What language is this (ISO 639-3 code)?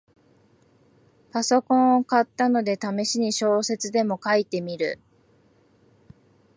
jpn